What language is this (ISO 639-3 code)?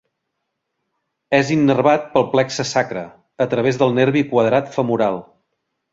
cat